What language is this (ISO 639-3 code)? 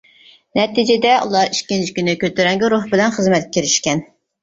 uig